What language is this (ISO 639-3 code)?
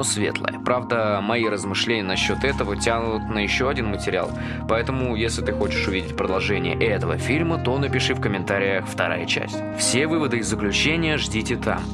rus